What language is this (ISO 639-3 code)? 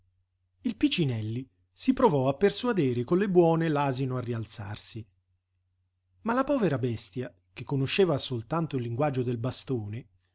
ita